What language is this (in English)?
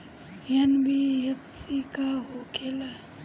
Bhojpuri